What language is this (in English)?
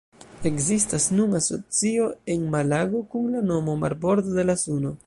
Esperanto